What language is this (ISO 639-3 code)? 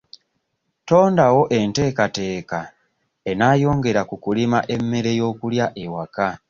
lug